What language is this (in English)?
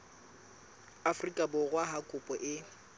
Southern Sotho